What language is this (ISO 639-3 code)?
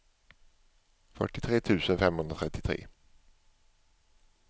swe